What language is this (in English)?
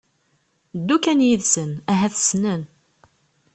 Kabyle